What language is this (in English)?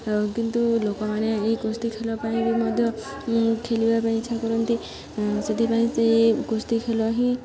Odia